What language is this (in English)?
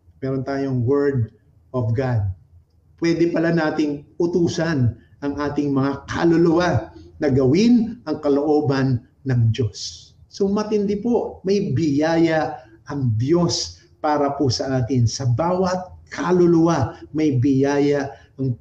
Filipino